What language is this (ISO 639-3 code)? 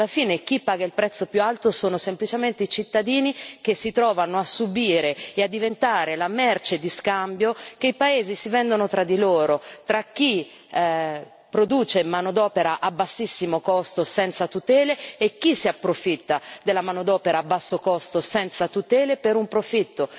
ita